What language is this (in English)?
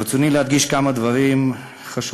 Hebrew